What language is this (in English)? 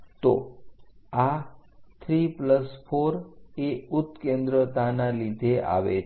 Gujarati